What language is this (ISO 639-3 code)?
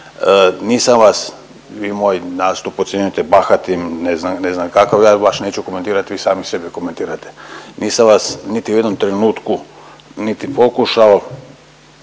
hrv